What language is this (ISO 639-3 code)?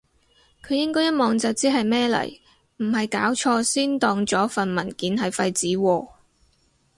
yue